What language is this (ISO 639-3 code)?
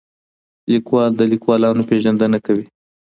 pus